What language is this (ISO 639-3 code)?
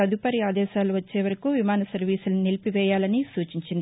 tel